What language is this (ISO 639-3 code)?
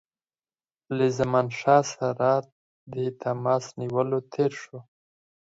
pus